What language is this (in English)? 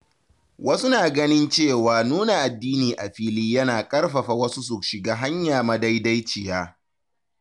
Hausa